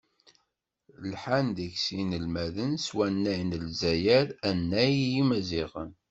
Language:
Kabyle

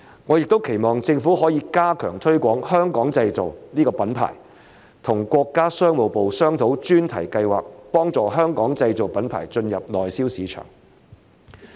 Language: Cantonese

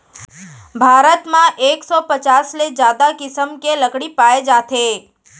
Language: Chhattisgarhi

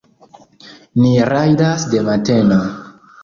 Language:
Esperanto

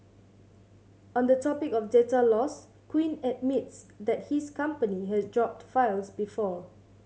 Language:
English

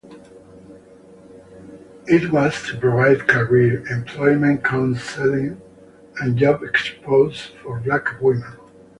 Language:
English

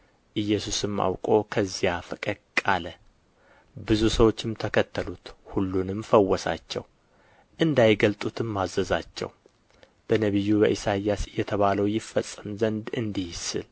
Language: Amharic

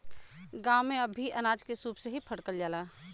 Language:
Bhojpuri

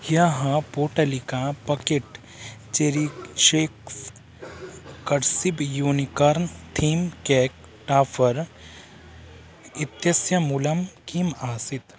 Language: Sanskrit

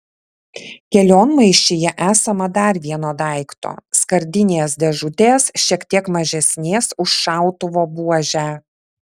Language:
Lithuanian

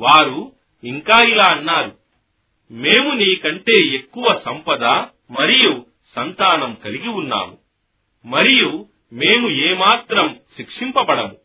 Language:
Telugu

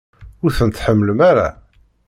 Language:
Kabyle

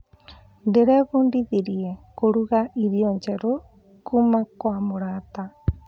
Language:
Kikuyu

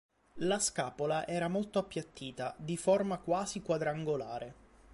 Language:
Italian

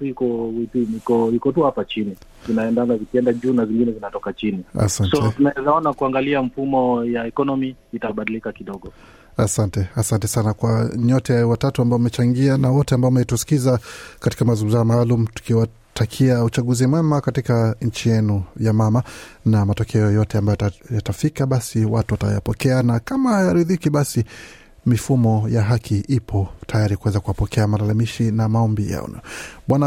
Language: Swahili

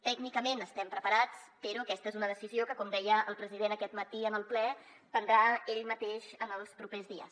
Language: Catalan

